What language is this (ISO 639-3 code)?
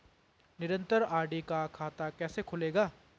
hin